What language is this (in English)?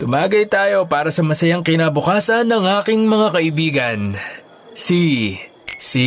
Filipino